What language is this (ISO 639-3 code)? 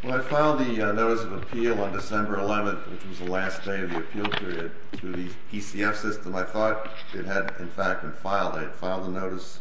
eng